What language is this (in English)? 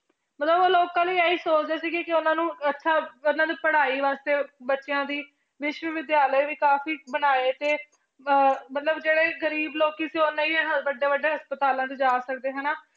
Punjabi